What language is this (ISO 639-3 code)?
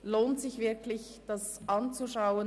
gsw